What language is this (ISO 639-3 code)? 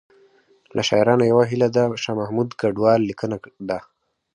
pus